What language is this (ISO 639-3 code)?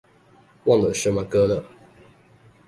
zho